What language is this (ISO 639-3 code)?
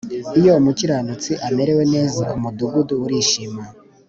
kin